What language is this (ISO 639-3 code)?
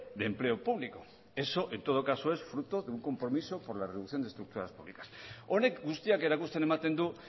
spa